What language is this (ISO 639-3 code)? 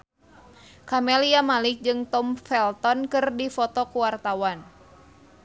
sun